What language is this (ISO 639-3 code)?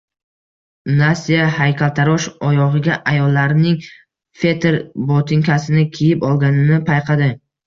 uzb